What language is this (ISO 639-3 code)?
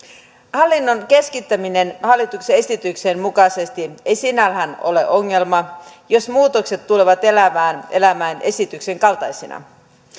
fin